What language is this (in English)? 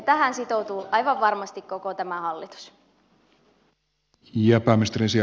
Finnish